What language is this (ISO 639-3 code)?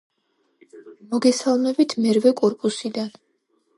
kat